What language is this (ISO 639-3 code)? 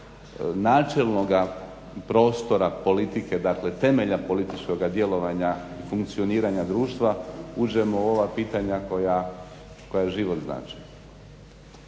hrv